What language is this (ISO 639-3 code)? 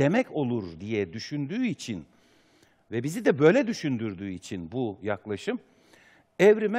tur